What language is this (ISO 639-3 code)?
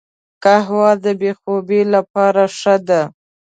pus